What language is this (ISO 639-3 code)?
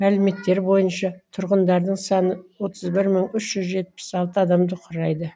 kaz